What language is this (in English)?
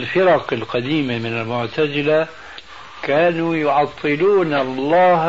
Arabic